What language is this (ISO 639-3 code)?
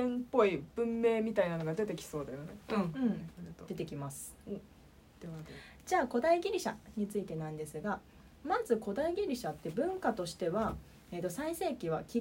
jpn